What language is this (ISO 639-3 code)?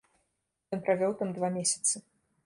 bel